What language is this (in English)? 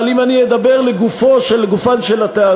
Hebrew